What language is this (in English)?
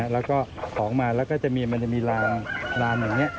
Thai